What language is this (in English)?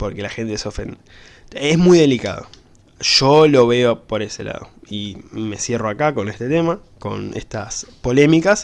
Spanish